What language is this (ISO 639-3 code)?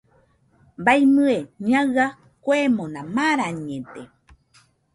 hux